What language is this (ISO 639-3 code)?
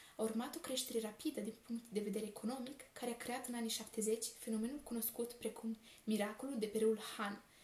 ron